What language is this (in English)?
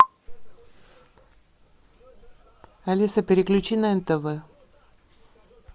Russian